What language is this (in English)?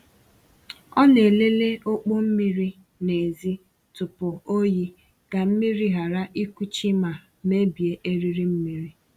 Igbo